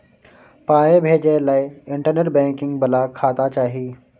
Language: Maithili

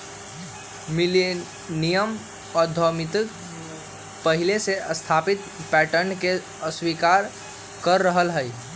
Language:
Magahi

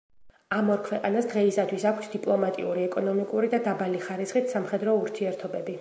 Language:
Georgian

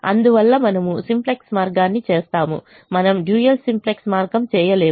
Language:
Telugu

